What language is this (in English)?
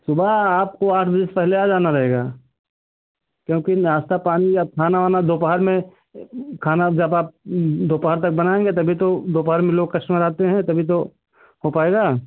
Hindi